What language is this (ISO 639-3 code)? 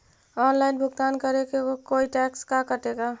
mag